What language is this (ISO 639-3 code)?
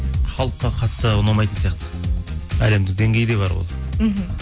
kaz